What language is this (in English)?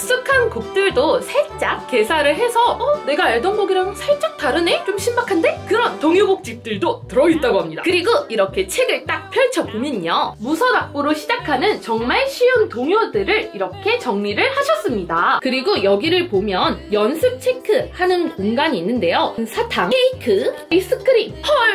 Korean